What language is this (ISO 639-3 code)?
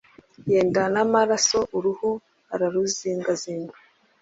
kin